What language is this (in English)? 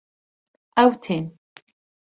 Kurdish